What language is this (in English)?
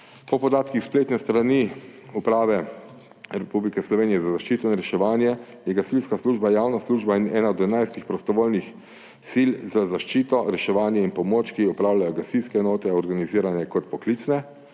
Slovenian